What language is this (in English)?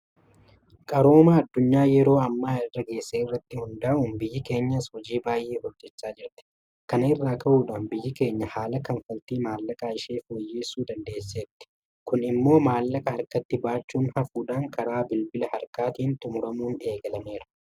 Oromo